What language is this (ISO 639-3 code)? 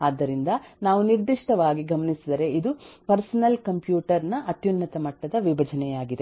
kan